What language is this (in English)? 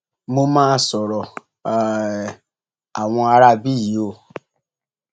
Yoruba